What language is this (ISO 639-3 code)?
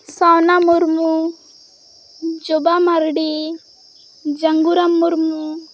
sat